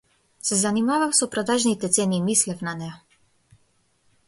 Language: Macedonian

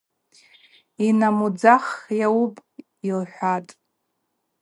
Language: Abaza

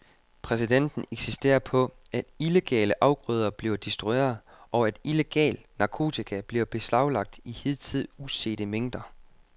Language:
Danish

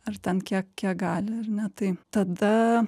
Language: Lithuanian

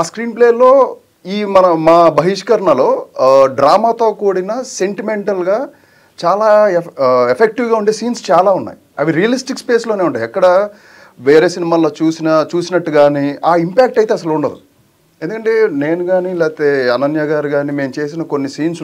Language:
Telugu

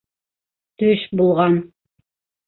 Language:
Bashkir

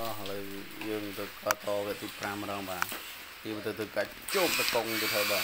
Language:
Thai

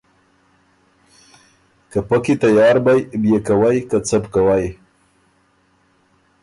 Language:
Ormuri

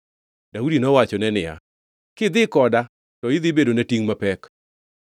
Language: Luo (Kenya and Tanzania)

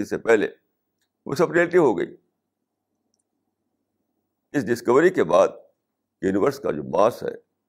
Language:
Urdu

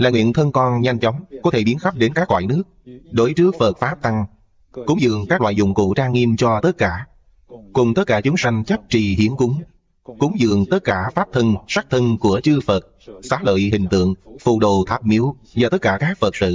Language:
Vietnamese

